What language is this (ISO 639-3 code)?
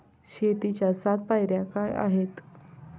mar